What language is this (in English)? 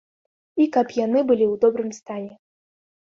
Belarusian